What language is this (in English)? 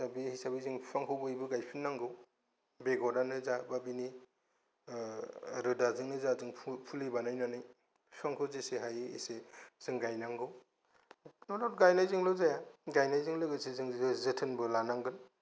Bodo